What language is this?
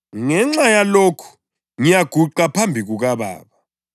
North Ndebele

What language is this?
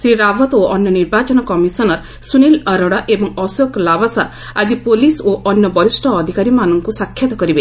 Odia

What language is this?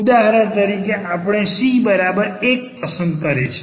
Gujarati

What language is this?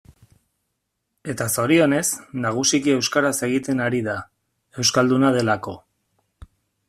Basque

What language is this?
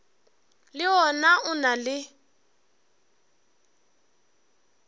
Northern Sotho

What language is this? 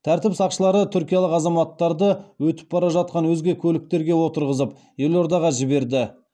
Kazakh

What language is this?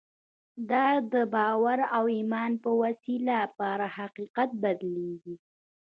Pashto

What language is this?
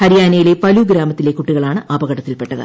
Malayalam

